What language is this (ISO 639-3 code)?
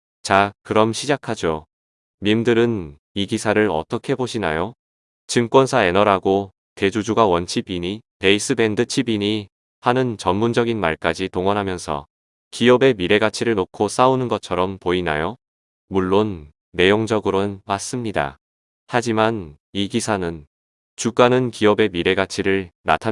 kor